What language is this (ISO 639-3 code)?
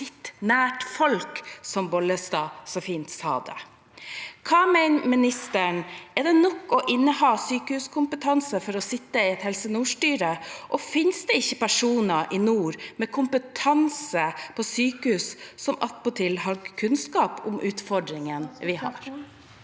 nor